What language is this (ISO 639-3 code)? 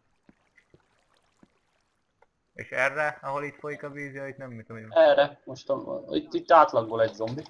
hun